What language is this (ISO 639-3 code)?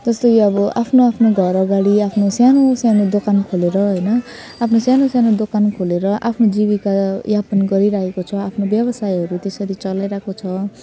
nep